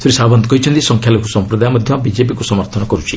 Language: Odia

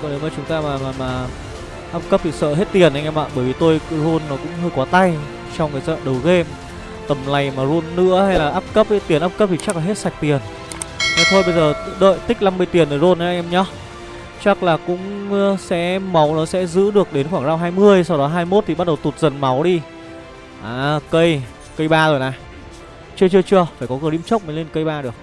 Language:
Vietnamese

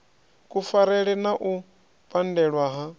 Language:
Venda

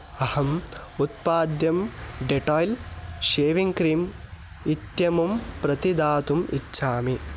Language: Sanskrit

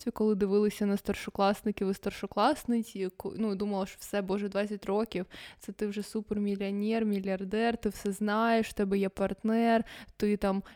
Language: Ukrainian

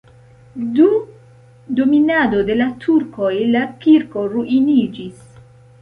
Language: Esperanto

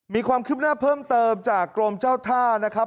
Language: Thai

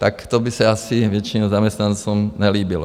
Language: Czech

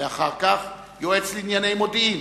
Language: Hebrew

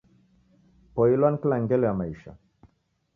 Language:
Taita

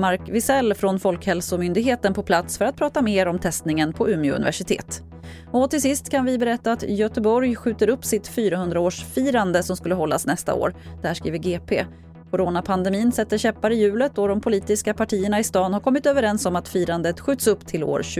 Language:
Swedish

